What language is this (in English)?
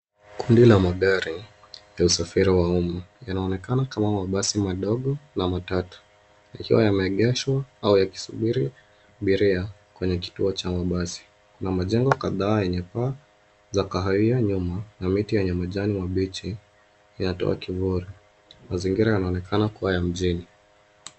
Swahili